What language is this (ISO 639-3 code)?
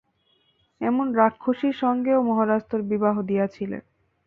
ben